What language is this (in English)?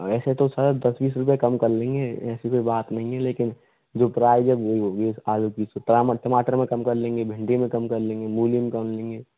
Hindi